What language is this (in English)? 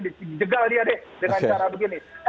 Indonesian